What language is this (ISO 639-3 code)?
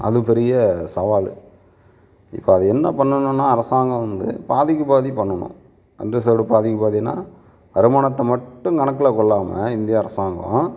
tam